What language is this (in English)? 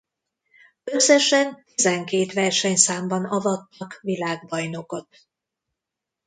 Hungarian